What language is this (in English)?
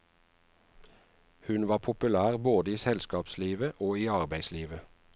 Norwegian